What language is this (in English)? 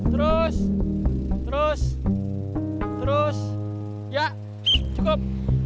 Indonesian